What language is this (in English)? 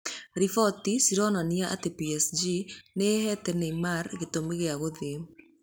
Kikuyu